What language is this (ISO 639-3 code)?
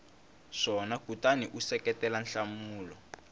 tso